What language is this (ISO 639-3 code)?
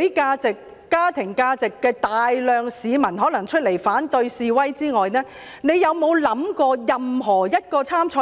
yue